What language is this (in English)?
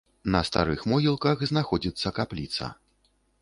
Belarusian